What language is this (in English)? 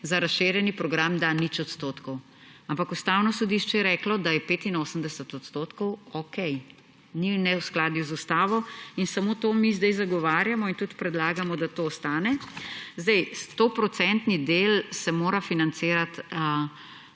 Slovenian